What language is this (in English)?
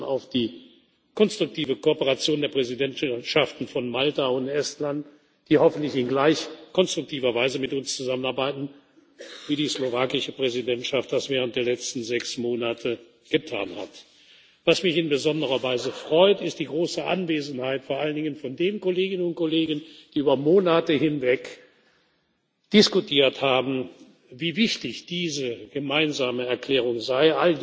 German